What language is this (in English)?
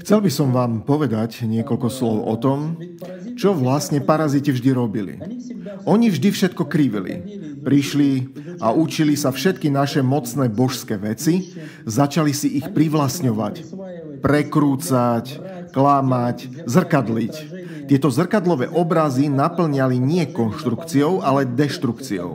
Slovak